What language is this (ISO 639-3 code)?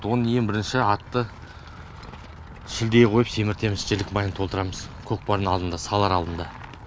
kaz